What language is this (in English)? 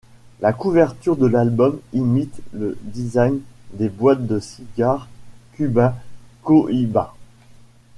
French